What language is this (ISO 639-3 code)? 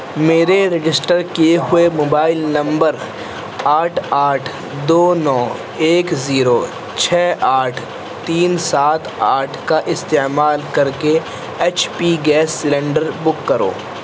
urd